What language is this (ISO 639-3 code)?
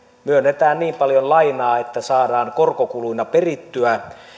fin